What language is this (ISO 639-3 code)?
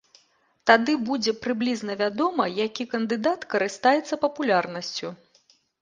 bel